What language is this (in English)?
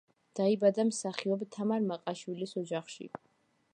Georgian